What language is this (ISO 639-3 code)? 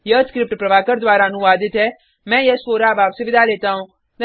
hin